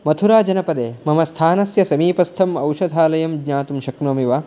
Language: Sanskrit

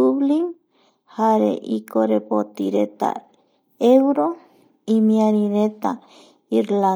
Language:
Eastern Bolivian Guaraní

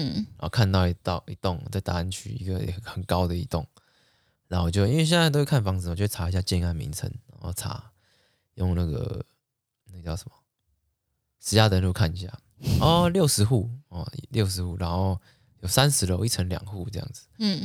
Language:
Chinese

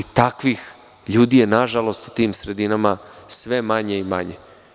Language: Serbian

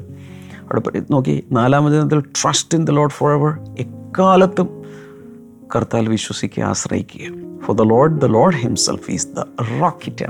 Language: Malayalam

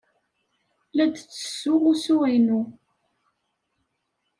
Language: Kabyle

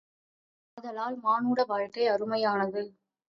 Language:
Tamil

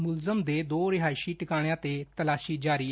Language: Punjabi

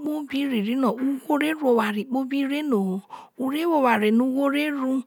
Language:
Isoko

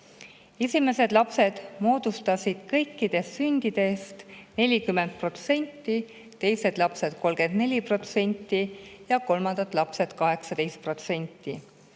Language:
Estonian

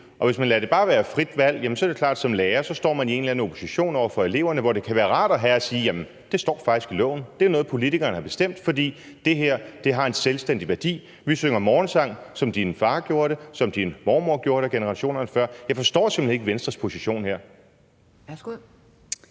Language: Danish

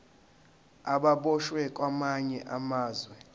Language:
Zulu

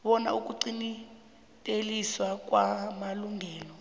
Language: South Ndebele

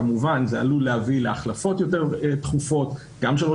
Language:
Hebrew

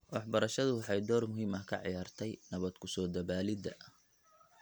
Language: Somali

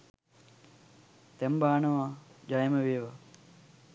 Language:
Sinhala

